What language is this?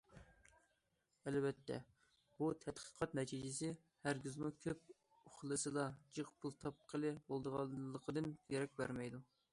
Uyghur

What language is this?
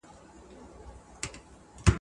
Pashto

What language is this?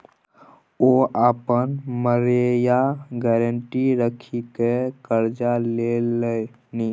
Maithili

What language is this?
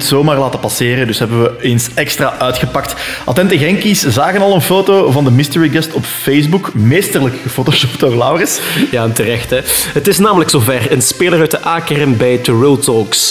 Dutch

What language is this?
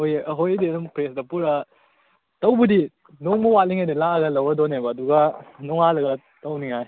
Manipuri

